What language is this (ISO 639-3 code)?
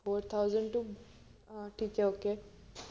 mal